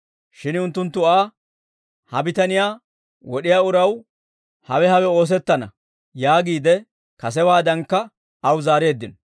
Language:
Dawro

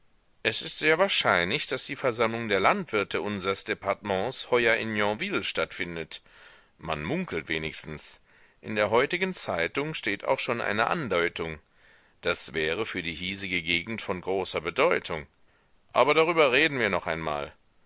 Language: German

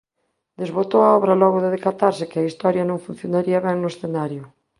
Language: Galician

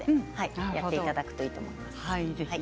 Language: Japanese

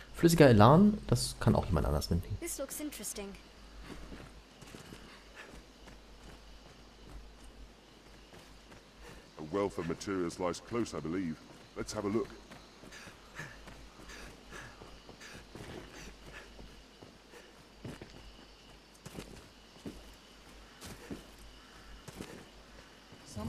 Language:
German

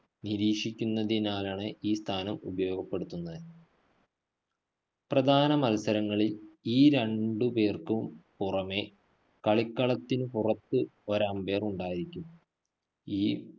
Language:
Malayalam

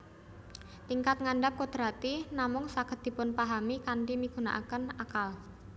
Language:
Javanese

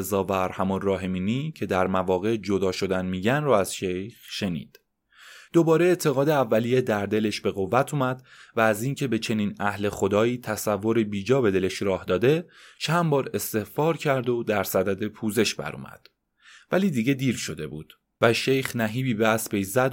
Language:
Persian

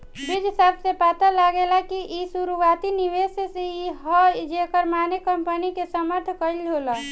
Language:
Bhojpuri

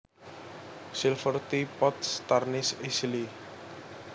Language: Javanese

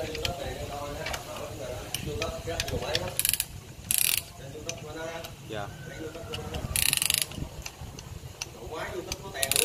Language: Vietnamese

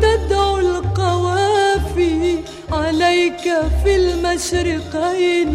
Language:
Arabic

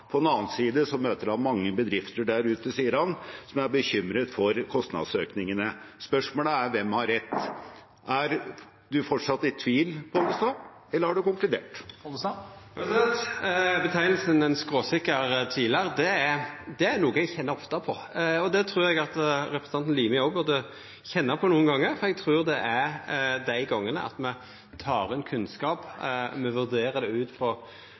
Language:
Norwegian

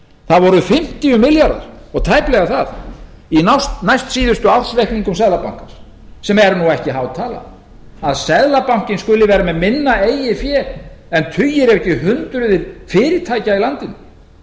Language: Icelandic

